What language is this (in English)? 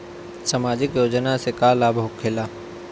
Bhojpuri